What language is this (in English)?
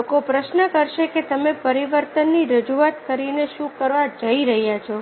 Gujarati